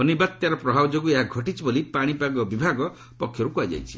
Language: Odia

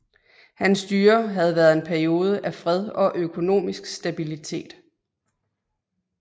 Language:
Danish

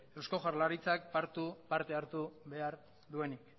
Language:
Basque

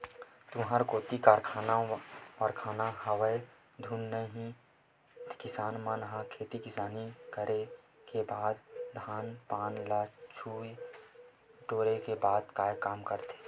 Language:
Chhattisgarhi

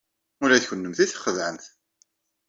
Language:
Kabyle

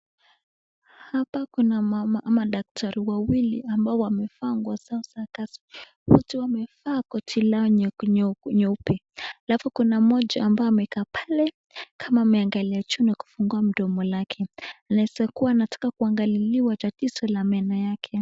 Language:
Swahili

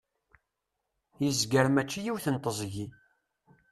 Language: Kabyle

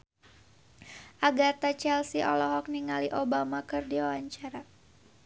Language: Sundanese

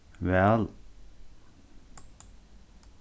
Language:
Faroese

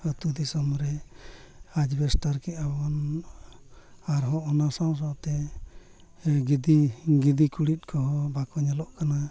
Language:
Santali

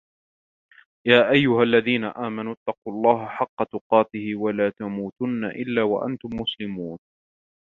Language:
Arabic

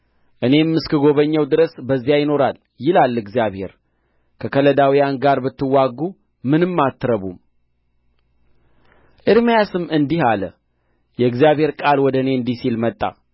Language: Amharic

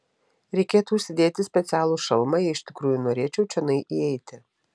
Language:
Lithuanian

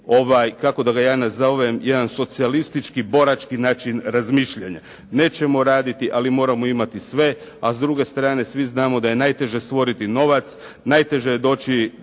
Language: Croatian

